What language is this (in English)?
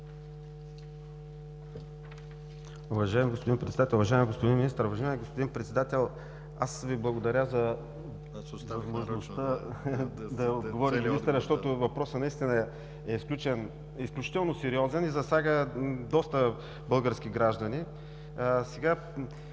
Bulgarian